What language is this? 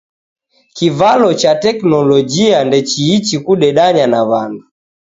Taita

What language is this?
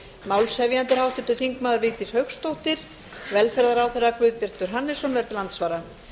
Icelandic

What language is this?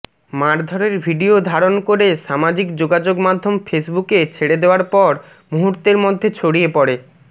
Bangla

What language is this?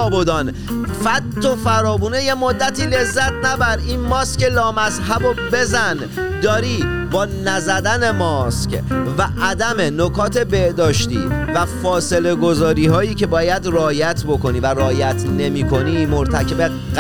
Persian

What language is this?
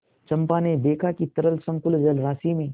Hindi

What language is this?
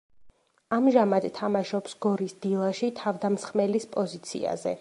Georgian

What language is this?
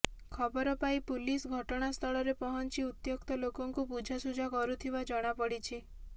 Odia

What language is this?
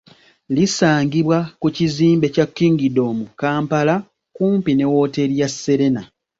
Ganda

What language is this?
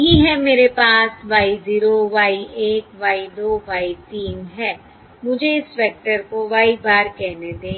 Hindi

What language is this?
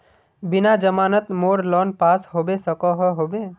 Magahi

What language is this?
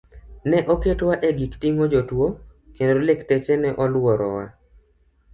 Luo (Kenya and Tanzania)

